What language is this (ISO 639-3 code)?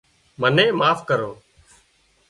kxp